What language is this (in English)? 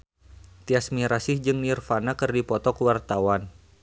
Sundanese